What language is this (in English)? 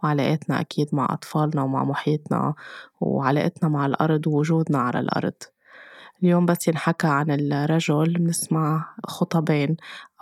Arabic